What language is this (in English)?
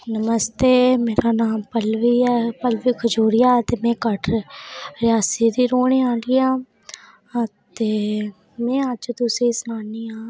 Dogri